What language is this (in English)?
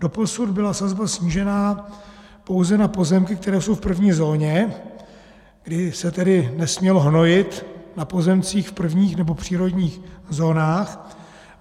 Czech